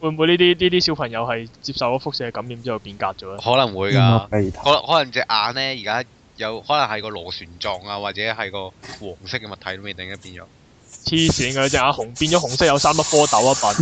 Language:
Chinese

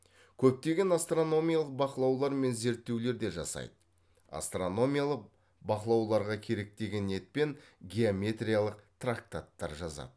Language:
Kazakh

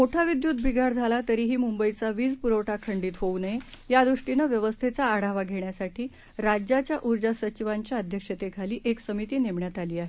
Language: Marathi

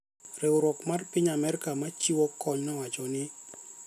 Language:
Luo (Kenya and Tanzania)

